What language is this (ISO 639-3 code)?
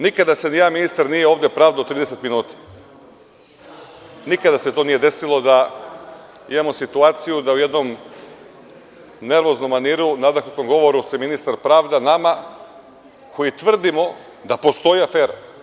srp